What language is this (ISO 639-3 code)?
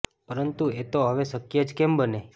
guj